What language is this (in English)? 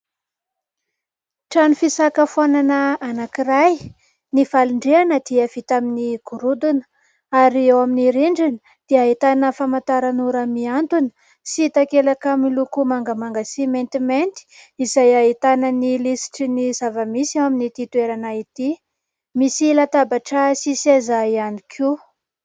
Malagasy